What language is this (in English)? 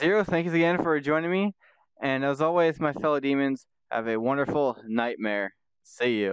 English